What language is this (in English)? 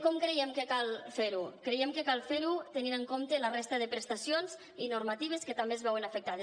Catalan